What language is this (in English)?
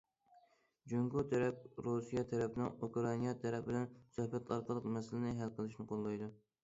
Uyghur